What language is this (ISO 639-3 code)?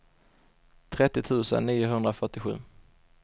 swe